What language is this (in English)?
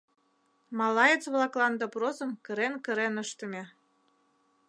Mari